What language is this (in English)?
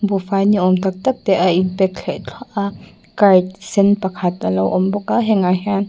Mizo